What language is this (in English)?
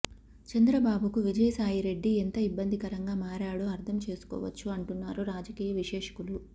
Telugu